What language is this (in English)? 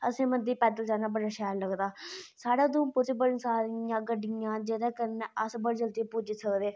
Dogri